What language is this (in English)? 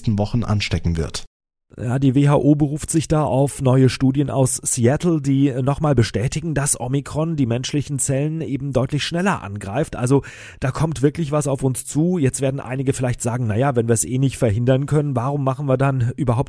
German